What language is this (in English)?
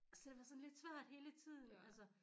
Danish